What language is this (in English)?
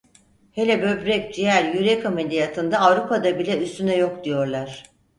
Turkish